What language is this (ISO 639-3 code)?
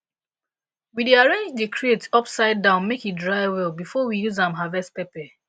pcm